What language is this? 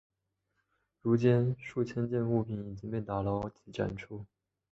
Chinese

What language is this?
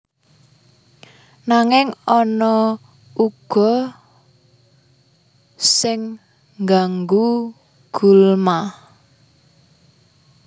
Javanese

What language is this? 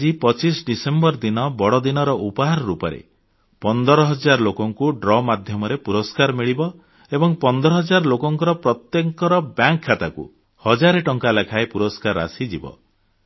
Odia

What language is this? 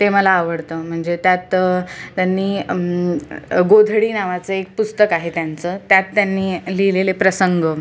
Marathi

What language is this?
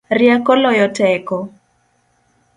Luo (Kenya and Tanzania)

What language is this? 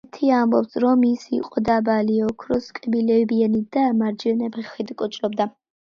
Georgian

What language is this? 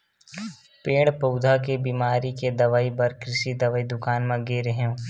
Chhattisgarhi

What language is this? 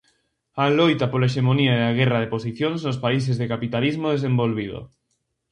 Galician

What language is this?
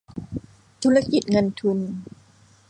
Thai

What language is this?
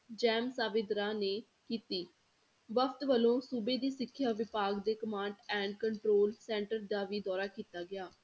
Punjabi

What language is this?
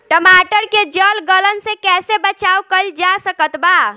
Bhojpuri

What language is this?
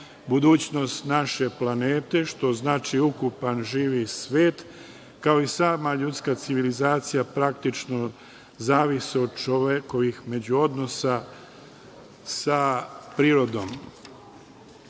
Serbian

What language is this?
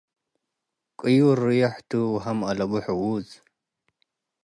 Tigre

